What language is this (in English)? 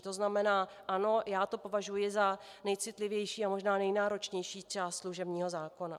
Czech